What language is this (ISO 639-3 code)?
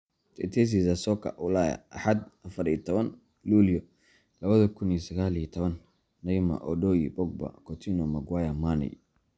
som